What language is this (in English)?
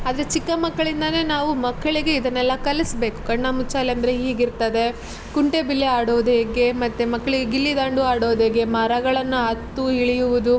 Kannada